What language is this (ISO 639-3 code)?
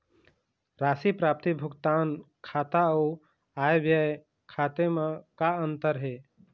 hne